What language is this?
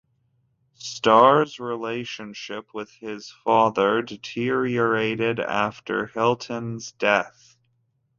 English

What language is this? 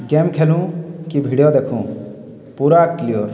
Odia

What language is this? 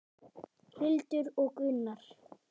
Icelandic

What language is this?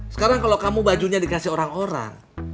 Indonesian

